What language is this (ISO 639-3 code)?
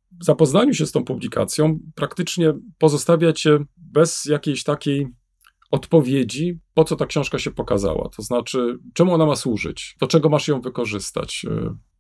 pol